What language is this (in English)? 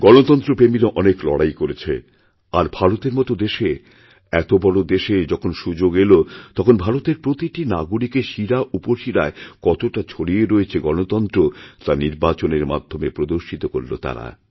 Bangla